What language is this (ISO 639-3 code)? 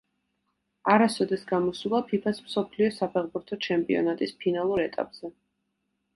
kat